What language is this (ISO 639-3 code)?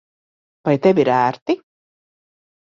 lav